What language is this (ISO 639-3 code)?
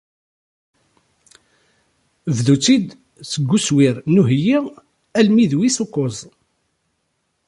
kab